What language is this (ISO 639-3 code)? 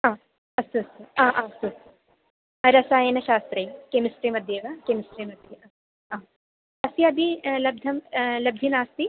san